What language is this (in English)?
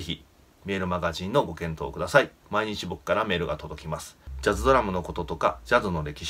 Japanese